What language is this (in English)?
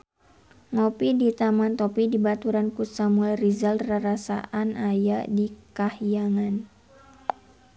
Sundanese